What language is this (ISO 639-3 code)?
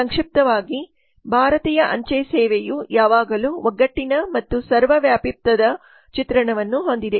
kan